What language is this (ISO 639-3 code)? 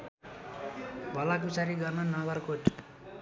nep